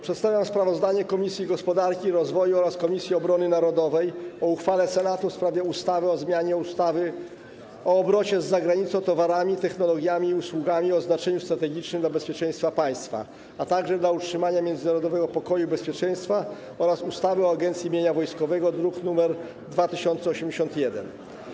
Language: Polish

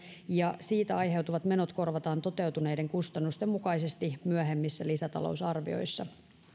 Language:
Finnish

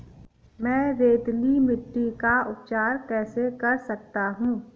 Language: Hindi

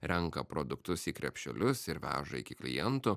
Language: Lithuanian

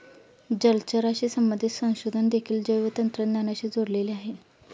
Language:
Marathi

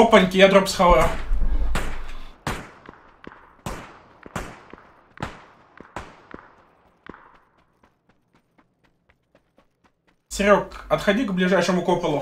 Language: Russian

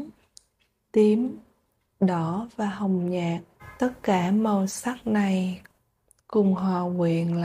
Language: Vietnamese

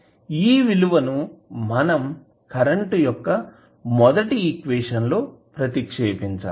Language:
Telugu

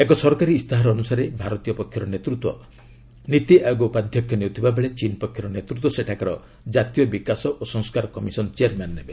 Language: Odia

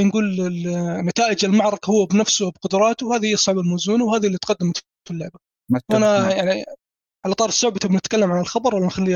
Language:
Arabic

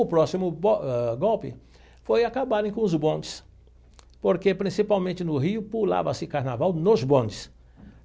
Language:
Portuguese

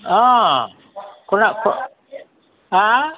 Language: Assamese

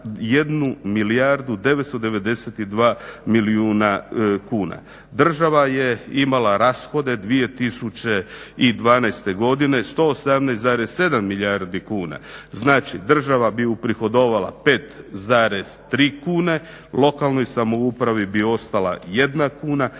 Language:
Croatian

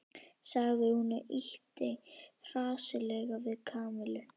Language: Icelandic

